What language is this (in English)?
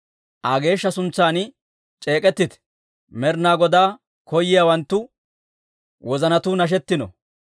Dawro